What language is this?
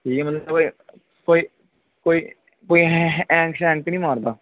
Dogri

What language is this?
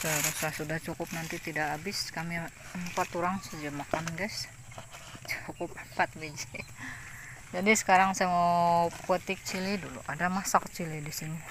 Indonesian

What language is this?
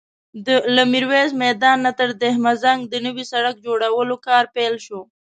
Pashto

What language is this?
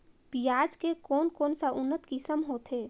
Chhattisgarhi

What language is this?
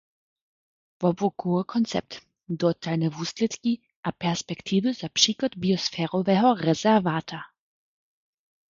Upper Sorbian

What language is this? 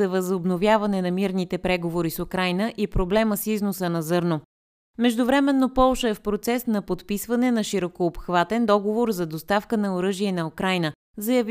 Bulgarian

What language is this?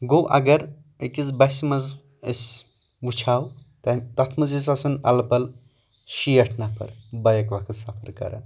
Kashmiri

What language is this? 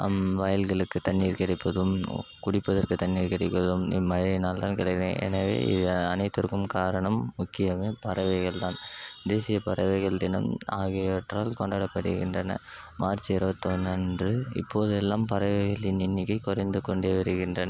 Tamil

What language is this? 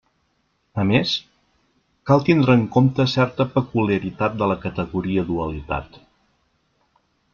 Catalan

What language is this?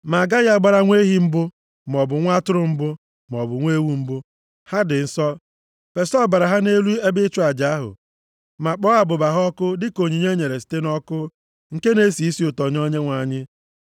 Igbo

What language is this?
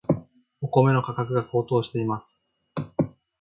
Japanese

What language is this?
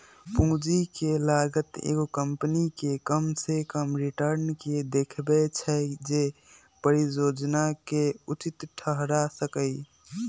Magahi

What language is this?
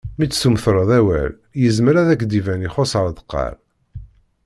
Kabyle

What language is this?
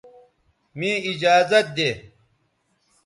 Bateri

